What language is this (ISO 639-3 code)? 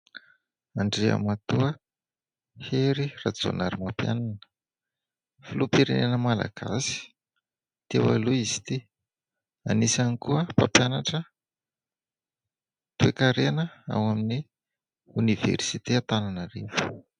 mlg